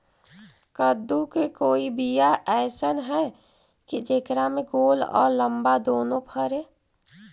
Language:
Magahi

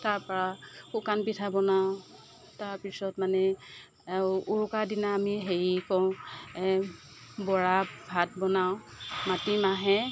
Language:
Assamese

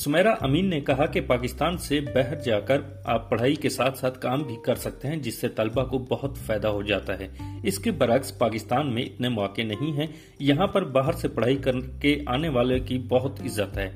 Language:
Urdu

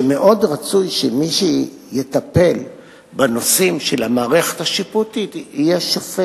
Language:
Hebrew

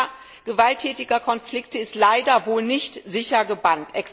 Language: German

